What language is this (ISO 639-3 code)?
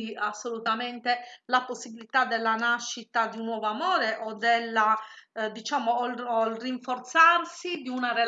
ita